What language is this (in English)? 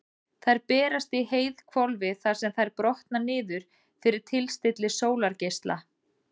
Icelandic